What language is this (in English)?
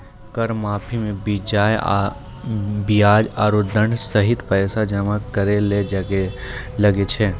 Maithili